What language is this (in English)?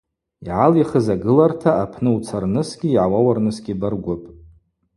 Abaza